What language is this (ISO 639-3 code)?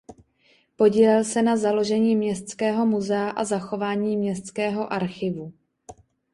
ces